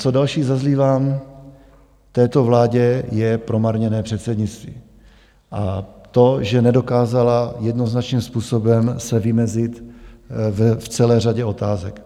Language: Czech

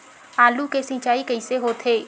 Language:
Chhattisgarhi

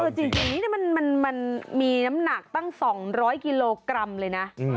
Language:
Thai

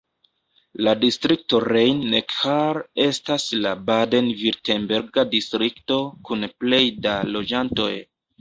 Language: Esperanto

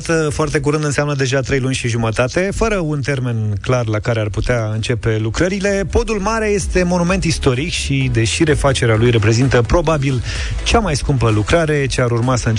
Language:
Romanian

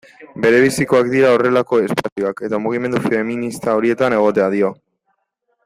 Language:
Basque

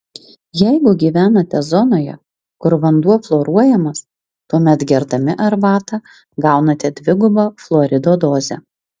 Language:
Lithuanian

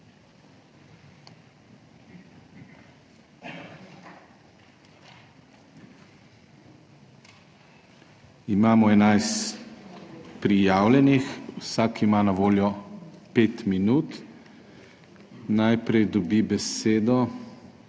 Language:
Slovenian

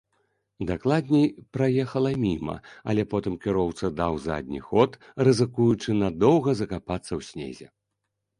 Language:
Belarusian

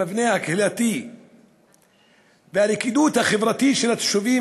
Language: Hebrew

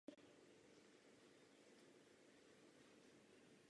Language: Czech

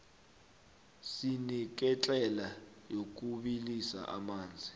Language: South Ndebele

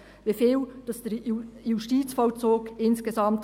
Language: Swiss German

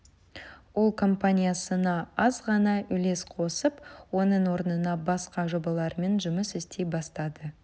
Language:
Kazakh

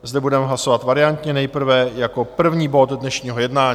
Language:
Czech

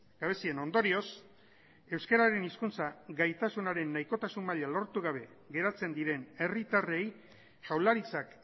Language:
Basque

